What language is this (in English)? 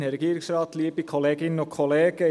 Swiss German